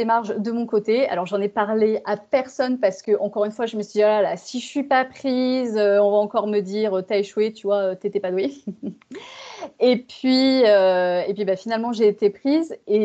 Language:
French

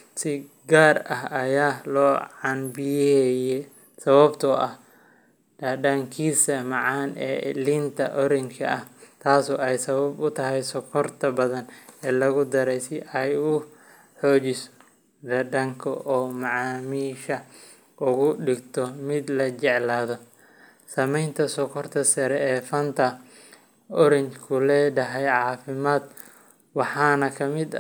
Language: Somali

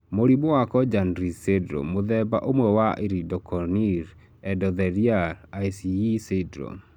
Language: Kikuyu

